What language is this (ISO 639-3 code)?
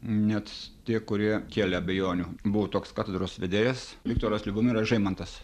lit